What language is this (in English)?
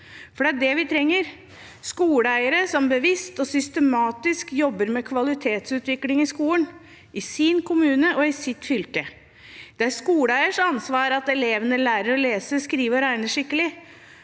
Norwegian